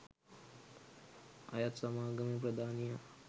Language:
Sinhala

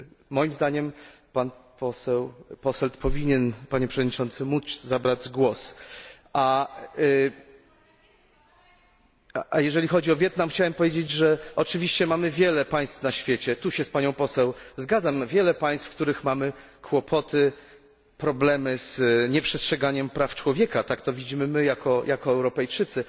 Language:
Polish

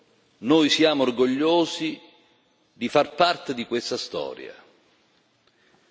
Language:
Italian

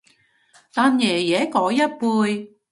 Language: Cantonese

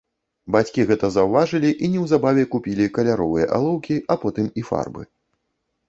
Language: Belarusian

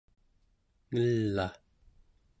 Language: Central Yupik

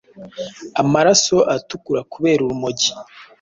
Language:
Kinyarwanda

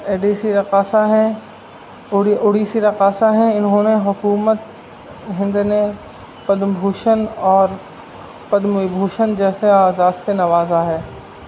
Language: Urdu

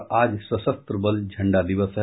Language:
Hindi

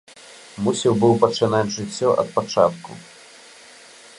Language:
Belarusian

